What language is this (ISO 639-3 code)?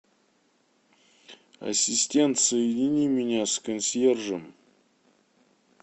rus